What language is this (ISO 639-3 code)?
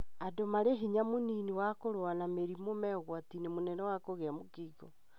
kik